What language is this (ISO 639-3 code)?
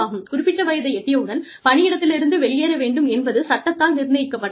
tam